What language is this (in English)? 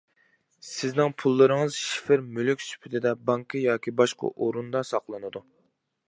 Uyghur